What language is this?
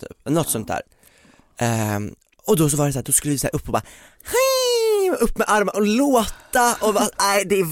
Swedish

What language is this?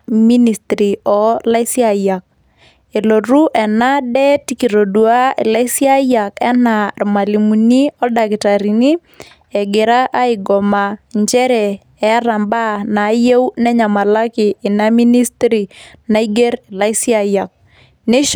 Masai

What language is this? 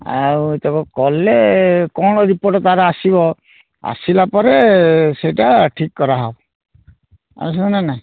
Odia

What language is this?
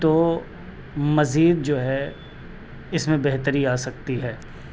Urdu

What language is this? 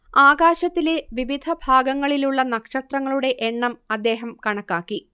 Malayalam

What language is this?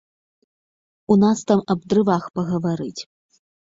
Belarusian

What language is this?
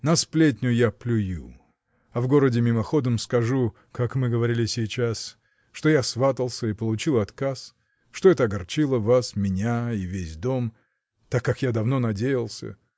Russian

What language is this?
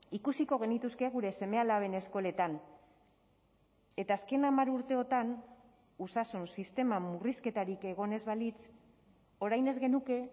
Basque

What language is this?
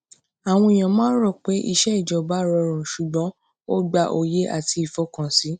Yoruba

